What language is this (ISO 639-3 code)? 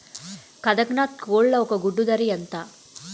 tel